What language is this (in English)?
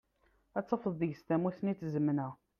Kabyle